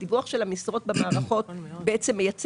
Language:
Hebrew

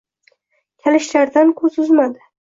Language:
Uzbek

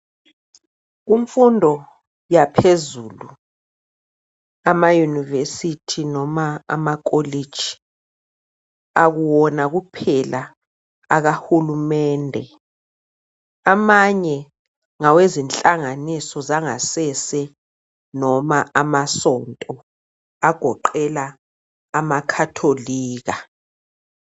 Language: North Ndebele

